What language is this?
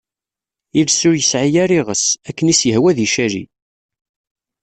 Kabyle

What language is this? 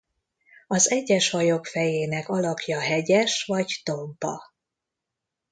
Hungarian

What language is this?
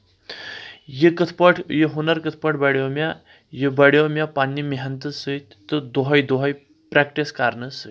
Kashmiri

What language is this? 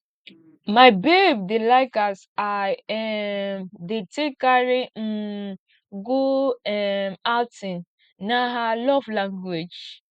Nigerian Pidgin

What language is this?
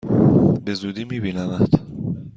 Persian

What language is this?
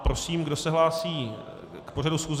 Czech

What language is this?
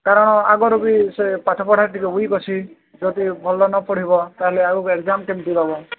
Odia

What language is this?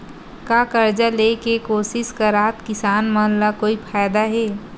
Chhattisgarhi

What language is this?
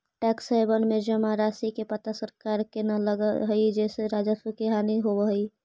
Magahi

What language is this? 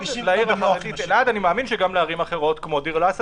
Hebrew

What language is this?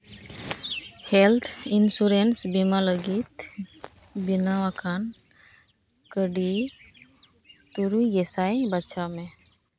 Santali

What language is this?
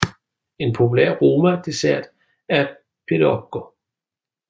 Danish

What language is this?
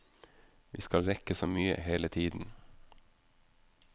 Norwegian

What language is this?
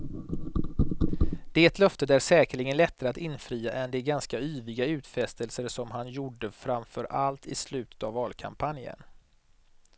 Swedish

